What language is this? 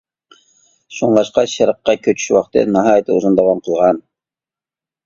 Uyghur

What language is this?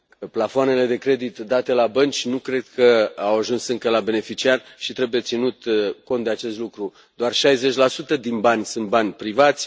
Romanian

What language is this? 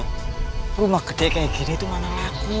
Indonesian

